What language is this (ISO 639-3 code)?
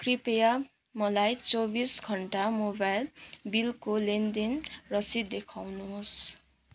nep